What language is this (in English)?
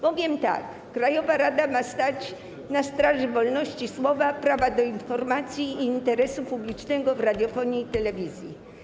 Polish